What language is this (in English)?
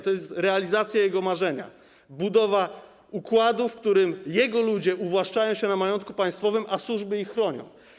Polish